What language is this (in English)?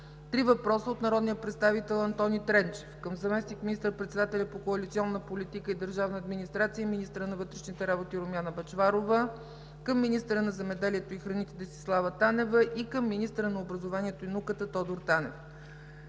Bulgarian